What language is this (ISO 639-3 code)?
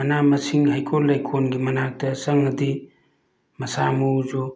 mni